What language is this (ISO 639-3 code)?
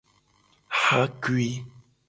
gej